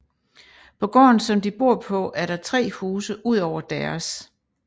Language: Danish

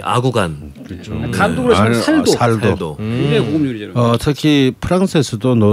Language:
Korean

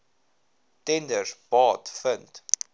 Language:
Afrikaans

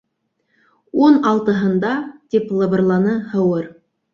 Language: Bashkir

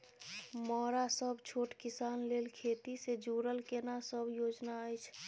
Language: Maithili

